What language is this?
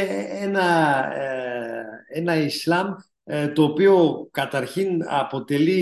Greek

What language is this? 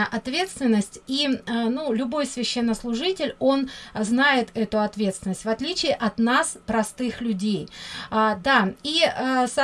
Russian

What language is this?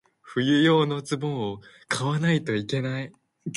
Japanese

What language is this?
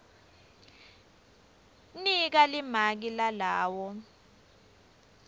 Swati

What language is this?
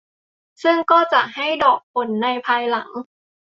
Thai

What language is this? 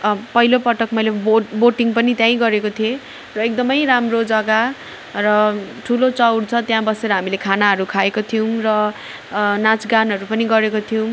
Nepali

